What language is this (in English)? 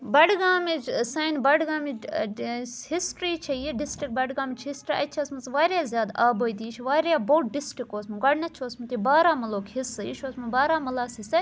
Kashmiri